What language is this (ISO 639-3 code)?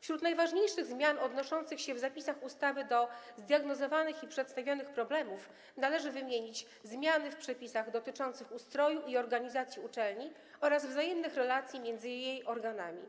pol